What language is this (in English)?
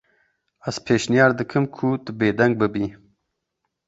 Kurdish